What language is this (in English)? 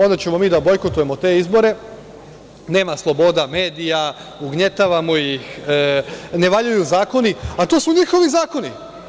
Serbian